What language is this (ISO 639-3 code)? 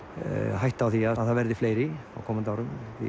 isl